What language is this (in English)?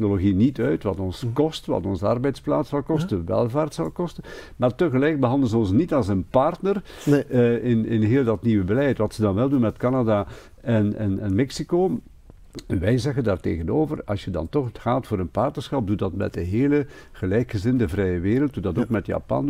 Dutch